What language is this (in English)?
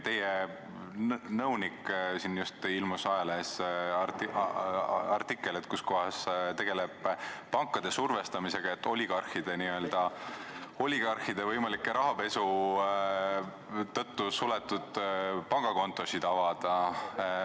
Estonian